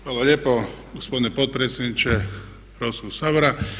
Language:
Croatian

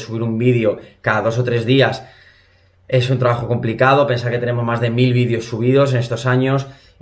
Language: Spanish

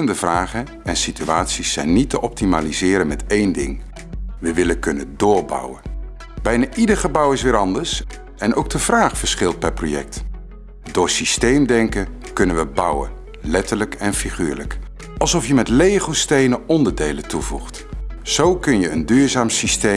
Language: Dutch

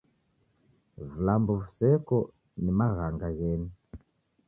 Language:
Taita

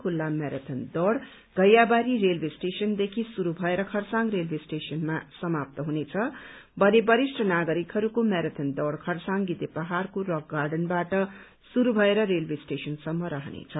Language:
Nepali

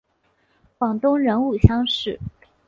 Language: Chinese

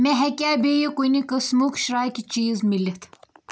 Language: Kashmiri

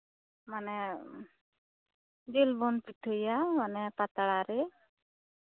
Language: Santali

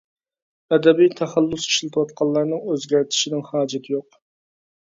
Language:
Uyghur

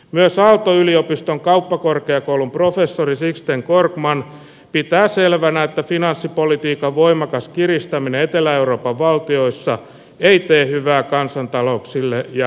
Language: Finnish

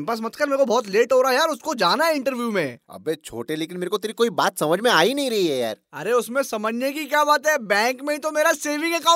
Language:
Hindi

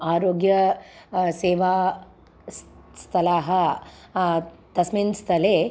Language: Sanskrit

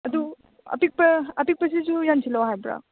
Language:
Manipuri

